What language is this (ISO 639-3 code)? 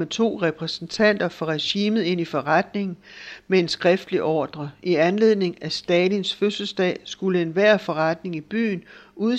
dan